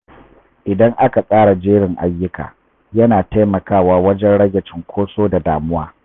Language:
Hausa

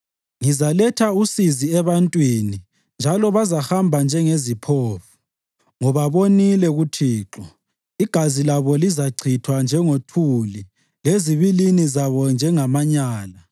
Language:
North Ndebele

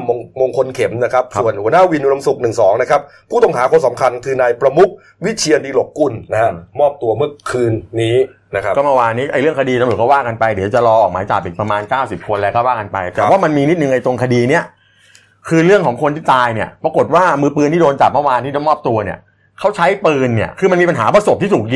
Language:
Thai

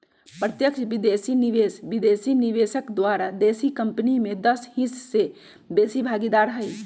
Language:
Magahi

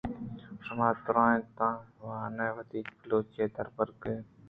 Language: Eastern Balochi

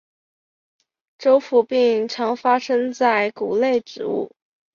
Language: Chinese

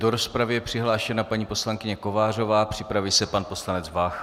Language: Czech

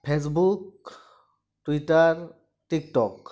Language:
Santali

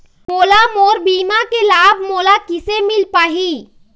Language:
Chhattisgarhi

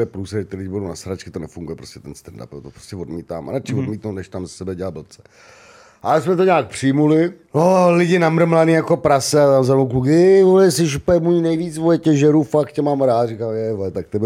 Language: Czech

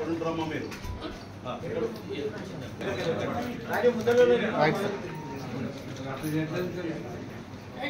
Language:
Telugu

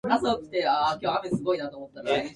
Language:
Japanese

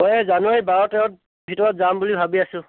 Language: Assamese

